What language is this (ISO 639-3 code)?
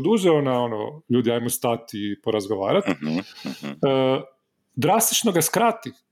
hrv